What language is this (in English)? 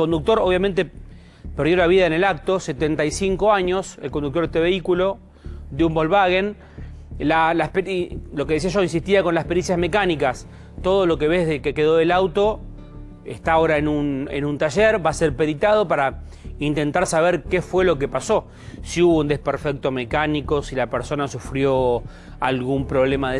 Spanish